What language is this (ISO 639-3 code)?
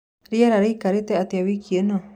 kik